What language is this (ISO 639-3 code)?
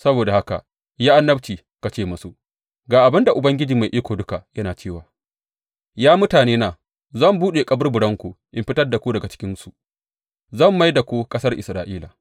hau